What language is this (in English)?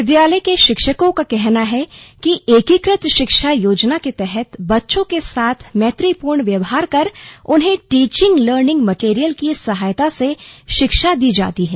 Hindi